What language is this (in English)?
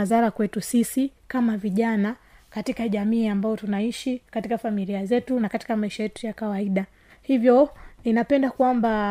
Swahili